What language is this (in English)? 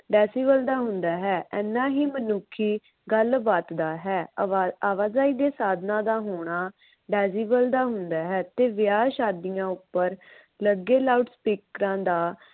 Punjabi